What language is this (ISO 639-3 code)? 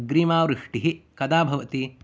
san